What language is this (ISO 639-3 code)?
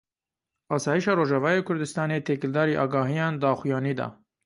kur